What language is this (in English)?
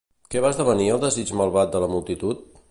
Catalan